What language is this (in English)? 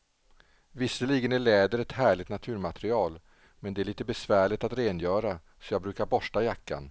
Swedish